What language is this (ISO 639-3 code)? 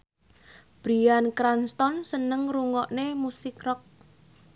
jav